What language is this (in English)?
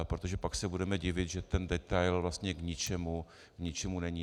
Czech